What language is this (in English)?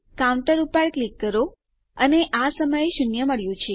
Gujarati